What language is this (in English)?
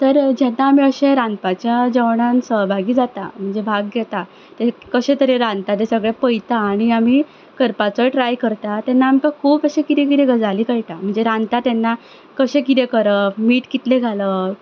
Konkani